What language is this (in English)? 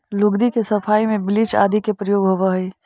Magahi